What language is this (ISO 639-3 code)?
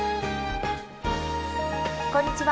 jpn